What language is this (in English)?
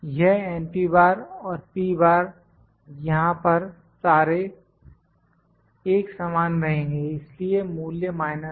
Hindi